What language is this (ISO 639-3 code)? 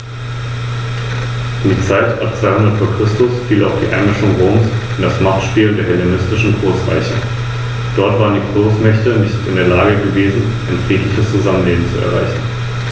deu